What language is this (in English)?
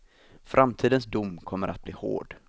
Swedish